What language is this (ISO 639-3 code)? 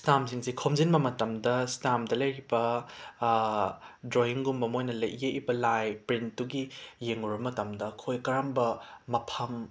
mni